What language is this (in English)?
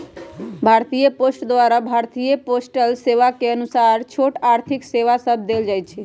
Magahi